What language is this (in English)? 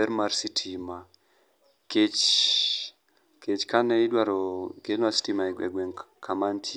Luo (Kenya and Tanzania)